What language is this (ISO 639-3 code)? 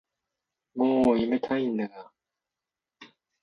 jpn